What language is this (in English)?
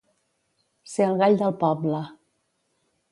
Catalan